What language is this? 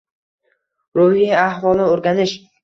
Uzbek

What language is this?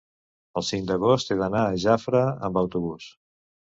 Catalan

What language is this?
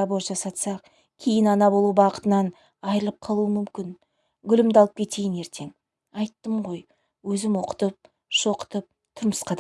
Turkish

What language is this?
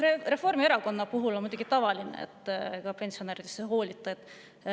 Estonian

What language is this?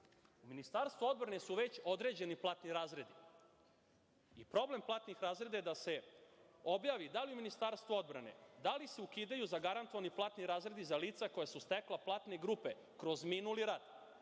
Serbian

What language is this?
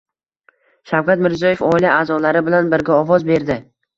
Uzbek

